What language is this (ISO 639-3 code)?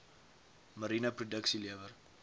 afr